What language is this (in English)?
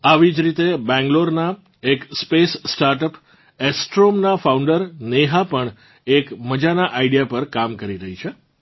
Gujarati